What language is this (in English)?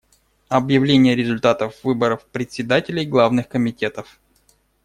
Russian